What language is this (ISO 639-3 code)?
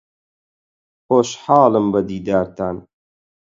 ckb